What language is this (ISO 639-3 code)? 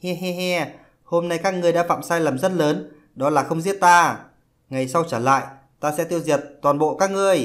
vie